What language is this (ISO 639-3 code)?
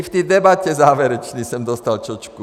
ces